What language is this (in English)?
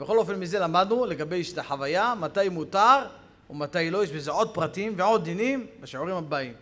Hebrew